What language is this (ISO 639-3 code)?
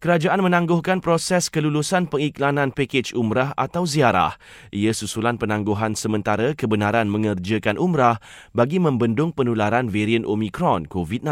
msa